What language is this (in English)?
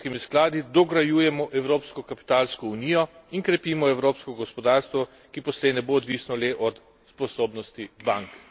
Slovenian